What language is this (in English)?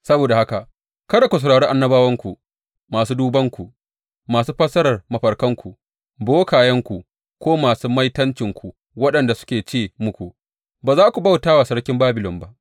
Hausa